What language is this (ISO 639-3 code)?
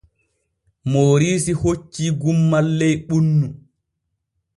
fue